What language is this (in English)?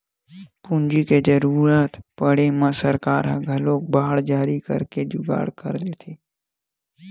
Chhattisgarhi